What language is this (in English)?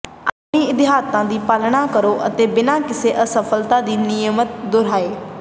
Punjabi